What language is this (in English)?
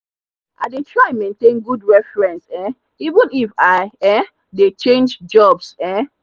Nigerian Pidgin